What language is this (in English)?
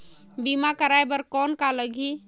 Chhattisgarhi